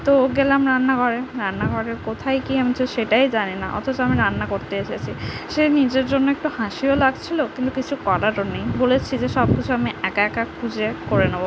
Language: Bangla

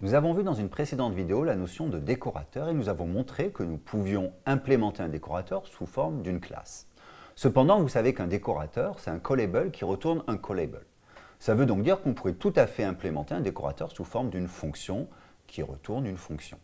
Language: French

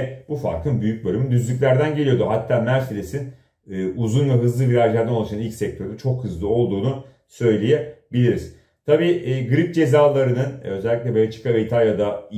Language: Turkish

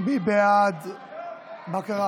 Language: Hebrew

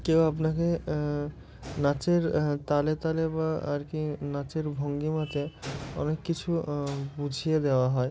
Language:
Bangla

